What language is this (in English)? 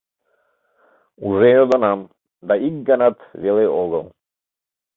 Mari